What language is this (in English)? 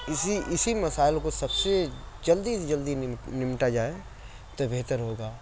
Urdu